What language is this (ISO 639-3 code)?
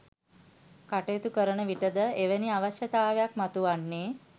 sin